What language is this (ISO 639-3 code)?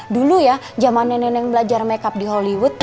ind